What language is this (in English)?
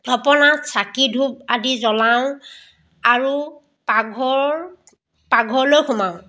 Assamese